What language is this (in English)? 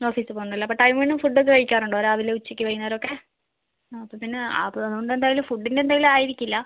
Malayalam